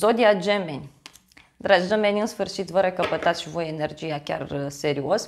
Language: Romanian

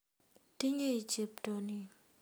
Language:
Kalenjin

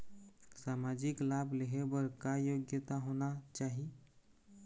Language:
Chhattisgarhi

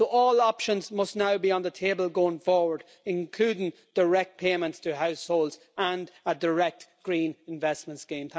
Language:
English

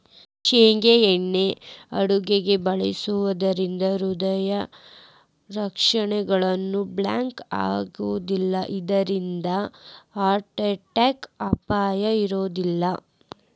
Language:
Kannada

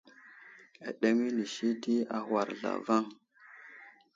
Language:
Wuzlam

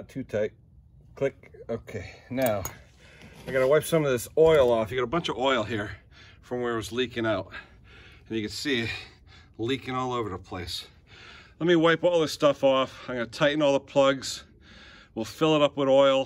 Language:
English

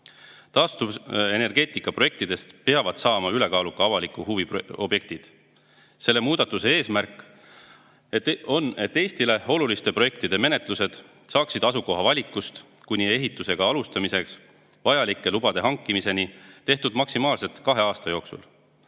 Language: Estonian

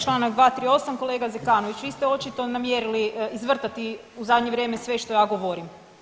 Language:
Croatian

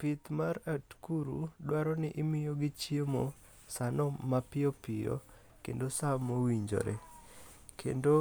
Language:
Luo (Kenya and Tanzania)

